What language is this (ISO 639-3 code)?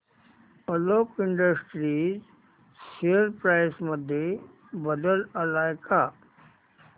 mar